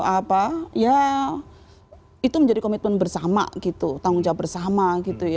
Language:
Indonesian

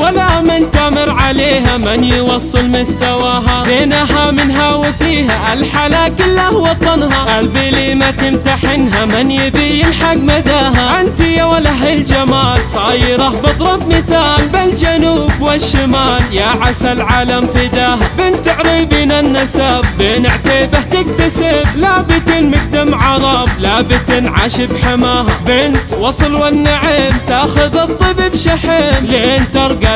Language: Arabic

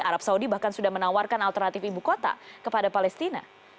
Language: Indonesian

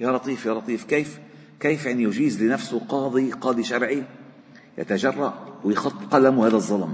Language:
Arabic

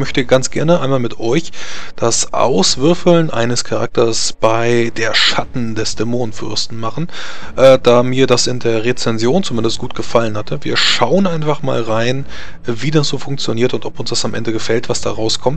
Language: German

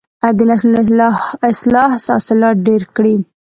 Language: Pashto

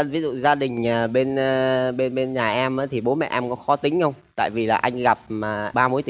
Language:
Vietnamese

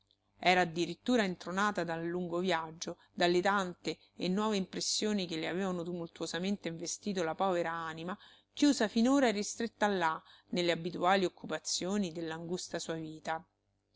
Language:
Italian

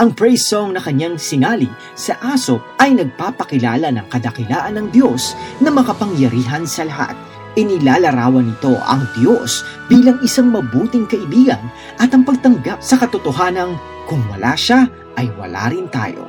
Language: Filipino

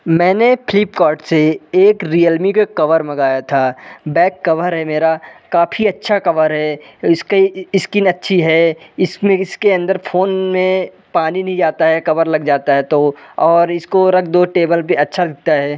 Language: Hindi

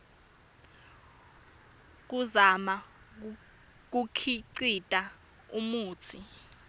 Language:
Swati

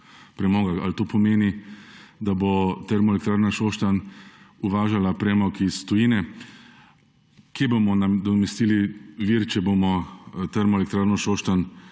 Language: Slovenian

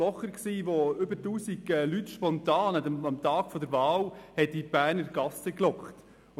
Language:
Swiss German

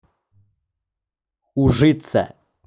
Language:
Russian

